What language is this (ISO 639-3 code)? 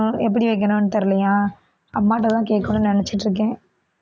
tam